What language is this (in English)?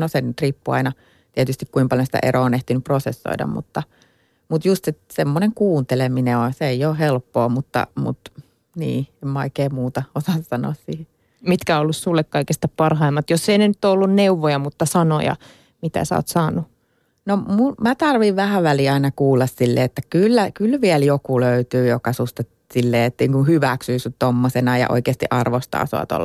Finnish